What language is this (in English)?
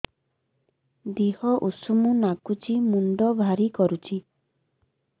Odia